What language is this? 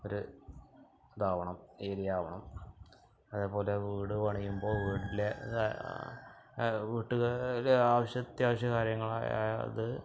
Malayalam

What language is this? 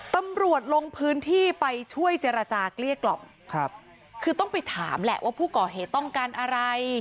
Thai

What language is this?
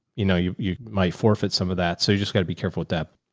English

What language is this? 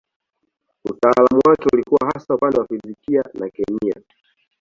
Swahili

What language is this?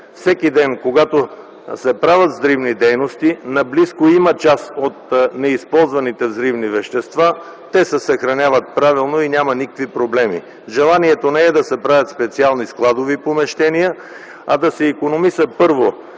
Bulgarian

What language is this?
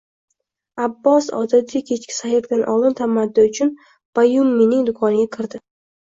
Uzbek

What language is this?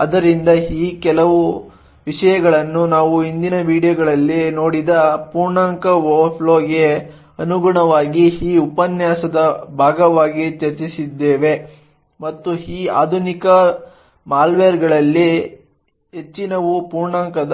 Kannada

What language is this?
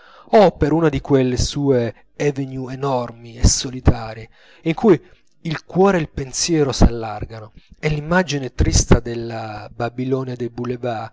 Italian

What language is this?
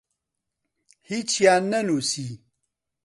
Central Kurdish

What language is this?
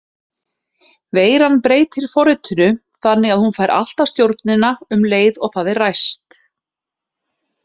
Icelandic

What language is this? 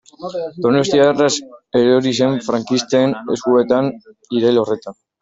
Basque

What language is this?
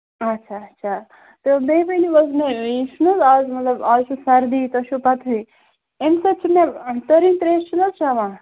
Kashmiri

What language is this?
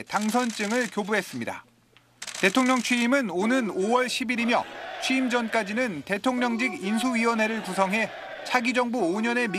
Korean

